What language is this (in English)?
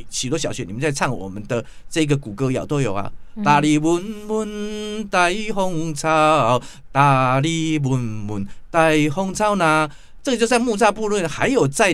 Chinese